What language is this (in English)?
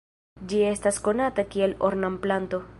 Esperanto